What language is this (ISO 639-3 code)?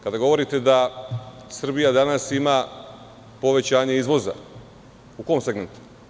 srp